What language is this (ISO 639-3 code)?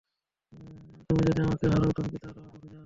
ben